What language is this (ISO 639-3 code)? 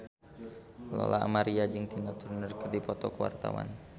sun